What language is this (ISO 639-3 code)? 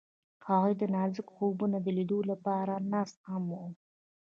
pus